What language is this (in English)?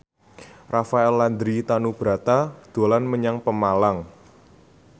Javanese